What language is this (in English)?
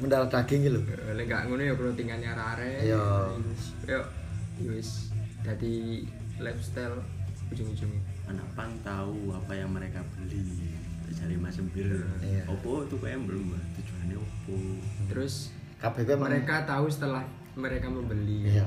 Indonesian